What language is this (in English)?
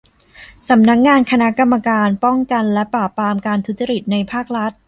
Thai